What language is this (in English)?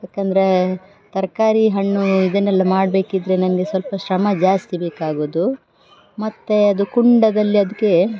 Kannada